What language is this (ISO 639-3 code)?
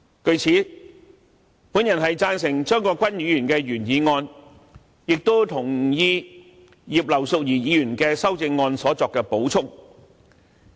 yue